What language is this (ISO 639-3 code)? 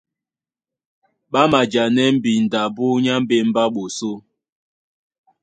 dua